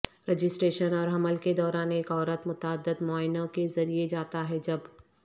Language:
Urdu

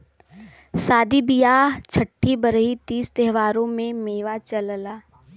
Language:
Bhojpuri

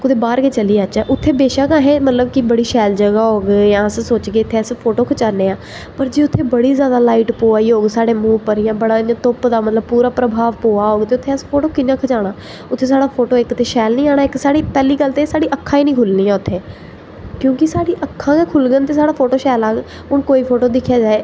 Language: Dogri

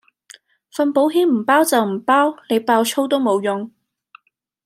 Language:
Cantonese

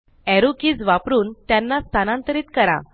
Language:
Marathi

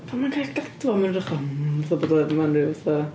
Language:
Welsh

